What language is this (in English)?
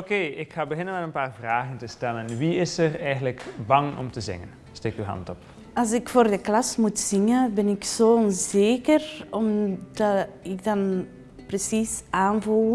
Dutch